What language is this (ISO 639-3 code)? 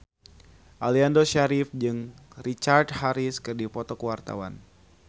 sun